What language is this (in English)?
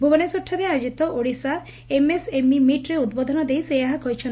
Odia